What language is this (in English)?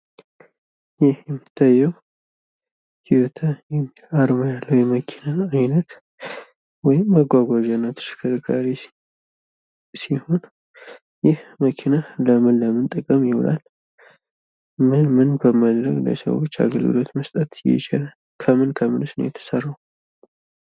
Amharic